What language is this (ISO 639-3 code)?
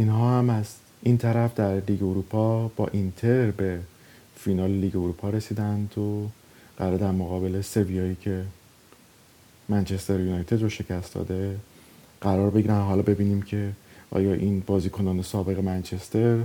fas